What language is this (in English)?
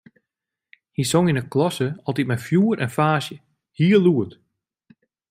Western Frisian